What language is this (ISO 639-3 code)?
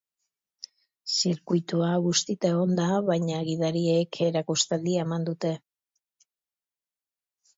eus